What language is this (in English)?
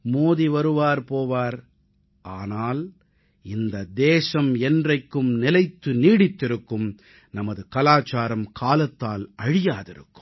Tamil